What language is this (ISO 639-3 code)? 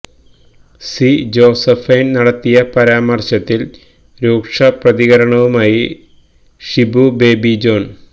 mal